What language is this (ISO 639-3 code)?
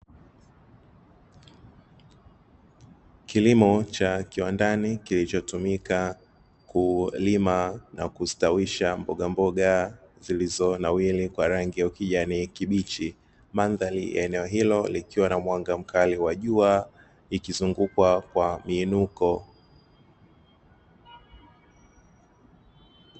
swa